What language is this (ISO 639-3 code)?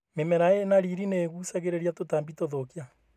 kik